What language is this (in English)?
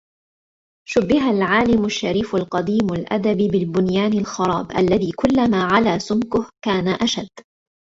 Arabic